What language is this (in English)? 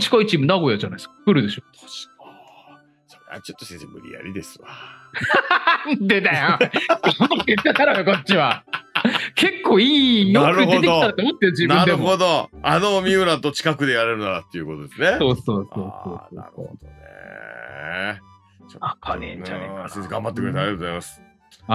Japanese